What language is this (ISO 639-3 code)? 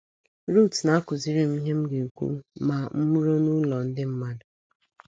ibo